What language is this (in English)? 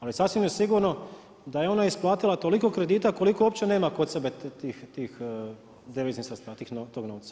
Croatian